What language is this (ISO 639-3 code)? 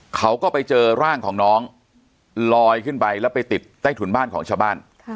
tha